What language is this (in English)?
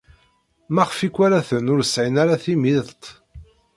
Kabyle